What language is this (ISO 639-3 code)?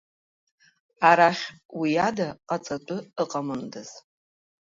abk